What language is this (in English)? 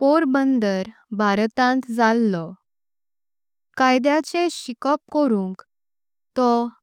Konkani